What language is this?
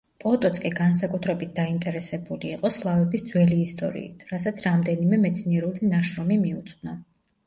Georgian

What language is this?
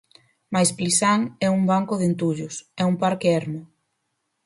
Galician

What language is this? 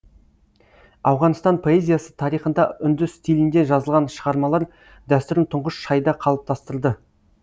Kazakh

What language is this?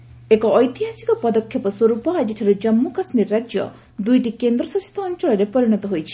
Odia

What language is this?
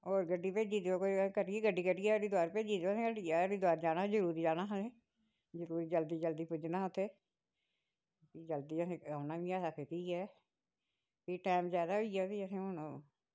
Dogri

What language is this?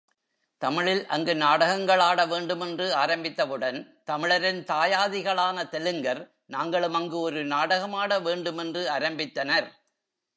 Tamil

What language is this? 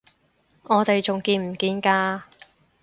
Cantonese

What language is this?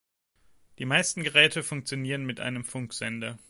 German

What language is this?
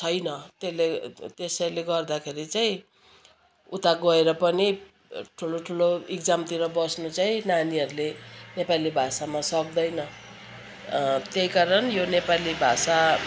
Nepali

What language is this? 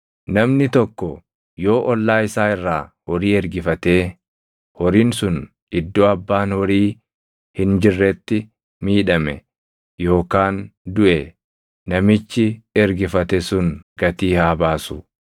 Oromo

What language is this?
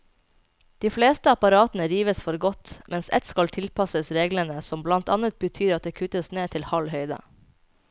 Norwegian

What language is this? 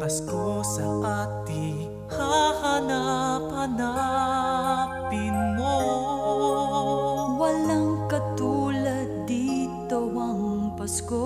Latvian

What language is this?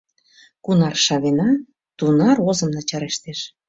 Mari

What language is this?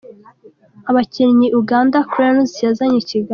Kinyarwanda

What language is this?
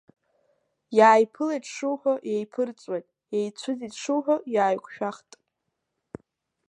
Abkhazian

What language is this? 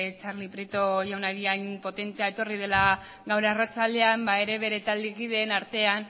Basque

